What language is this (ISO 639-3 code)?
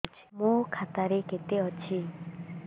ori